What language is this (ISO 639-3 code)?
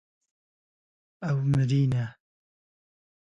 kur